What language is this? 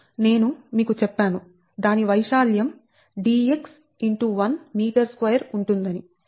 Telugu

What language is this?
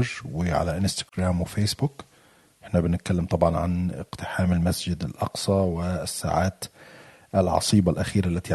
Arabic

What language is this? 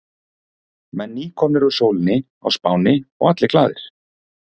Icelandic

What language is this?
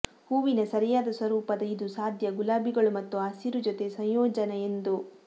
Kannada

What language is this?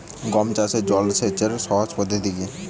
Bangla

